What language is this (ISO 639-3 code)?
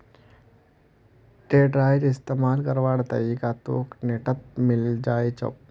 mag